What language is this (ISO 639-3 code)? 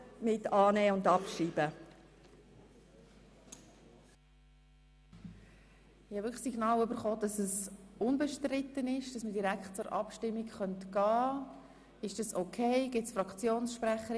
gsw